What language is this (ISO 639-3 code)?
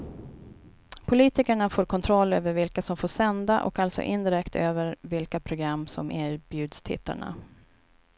swe